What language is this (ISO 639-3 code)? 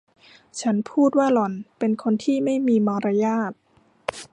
tha